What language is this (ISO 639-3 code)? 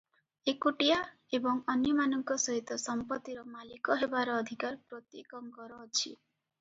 ori